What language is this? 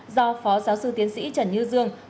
Vietnamese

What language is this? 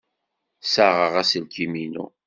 Kabyle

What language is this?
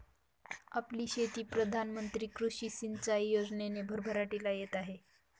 Marathi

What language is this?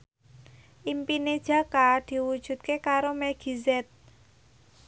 Javanese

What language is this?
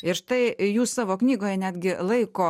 Lithuanian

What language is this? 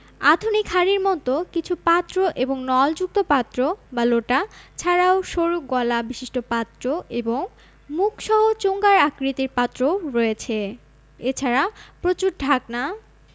Bangla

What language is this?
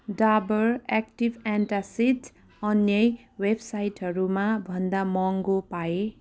Nepali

